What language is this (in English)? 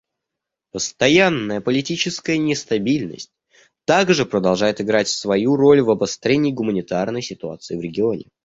Russian